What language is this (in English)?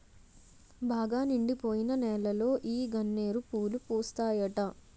Telugu